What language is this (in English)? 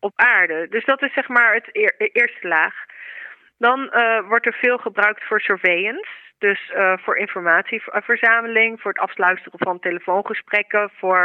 Dutch